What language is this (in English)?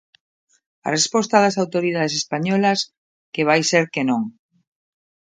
Galician